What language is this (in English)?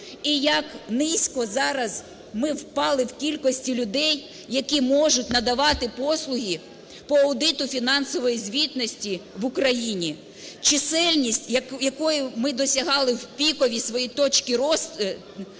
Ukrainian